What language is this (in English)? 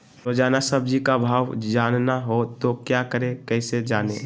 Magahi